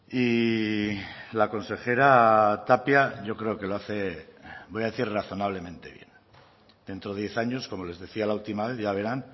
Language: Spanish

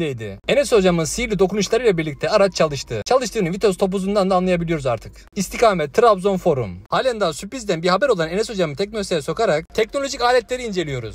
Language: Turkish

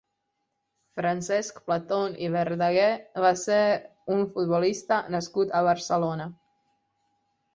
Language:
Catalan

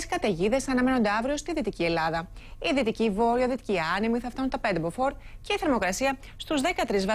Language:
Greek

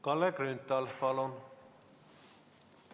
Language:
Estonian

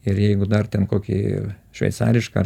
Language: Lithuanian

